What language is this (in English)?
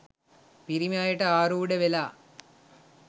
Sinhala